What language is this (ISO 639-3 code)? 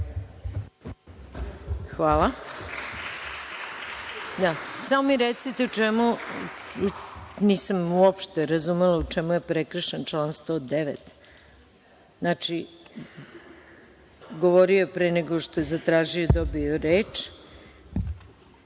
srp